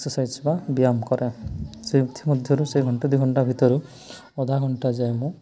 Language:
Odia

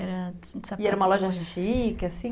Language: Portuguese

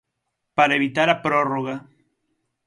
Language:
Galician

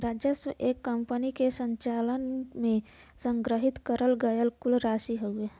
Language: Bhojpuri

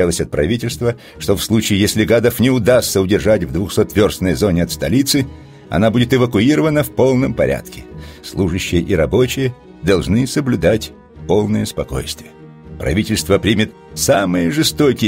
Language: Russian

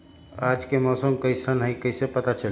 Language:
Magahi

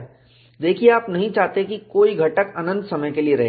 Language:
Hindi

